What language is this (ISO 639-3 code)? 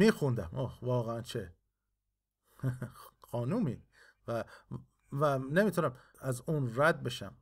fas